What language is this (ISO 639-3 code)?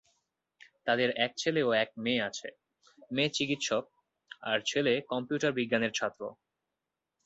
ben